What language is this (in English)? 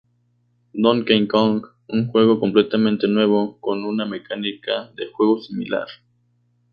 Spanish